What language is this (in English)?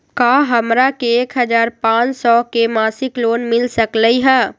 Magahi